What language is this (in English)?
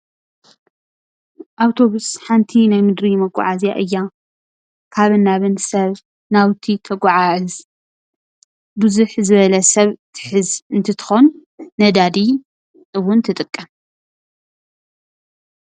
Tigrinya